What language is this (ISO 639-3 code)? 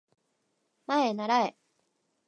jpn